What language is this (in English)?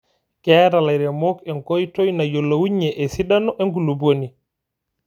Masai